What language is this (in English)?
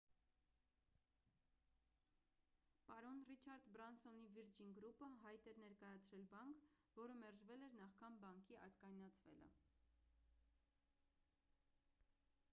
Armenian